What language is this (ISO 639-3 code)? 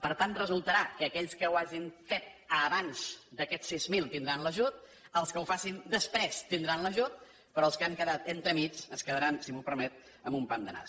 cat